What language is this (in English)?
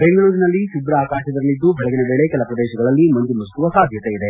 Kannada